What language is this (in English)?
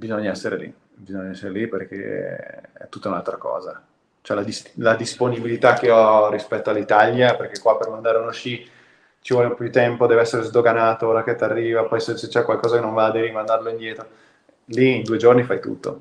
Italian